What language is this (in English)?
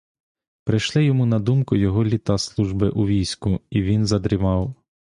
Ukrainian